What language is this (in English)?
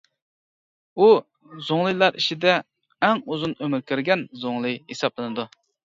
Uyghur